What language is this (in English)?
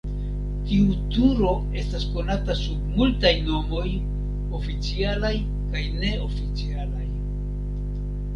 Esperanto